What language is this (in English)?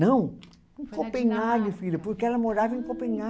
Portuguese